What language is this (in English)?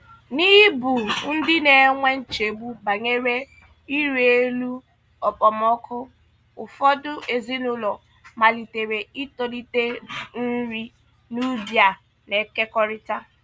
Igbo